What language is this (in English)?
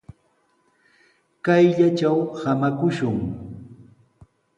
Sihuas Ancash Quechua